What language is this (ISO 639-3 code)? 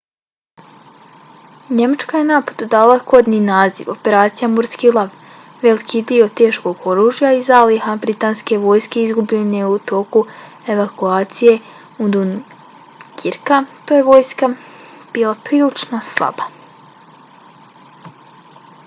bos